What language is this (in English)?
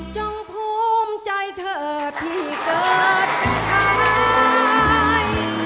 Thai